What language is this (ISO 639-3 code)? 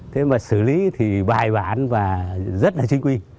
vie